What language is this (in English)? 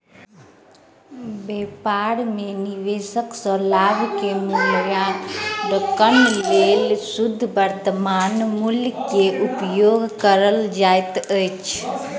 Maithili